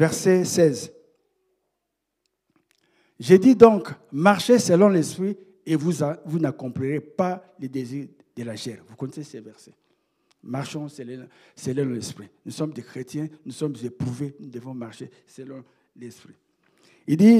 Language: French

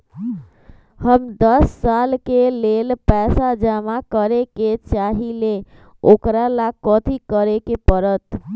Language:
Magahi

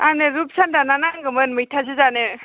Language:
Bodo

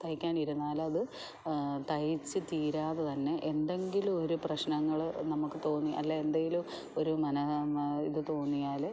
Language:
Malayalam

